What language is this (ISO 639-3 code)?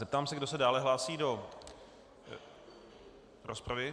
ces